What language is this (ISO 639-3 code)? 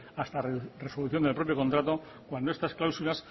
spa